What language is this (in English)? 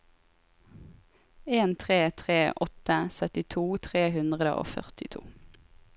Norwegian